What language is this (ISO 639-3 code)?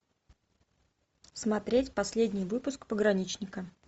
rus